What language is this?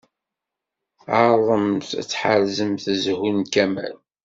Kabyle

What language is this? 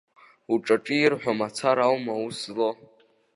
Abkhazian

